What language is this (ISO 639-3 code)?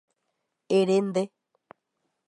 grn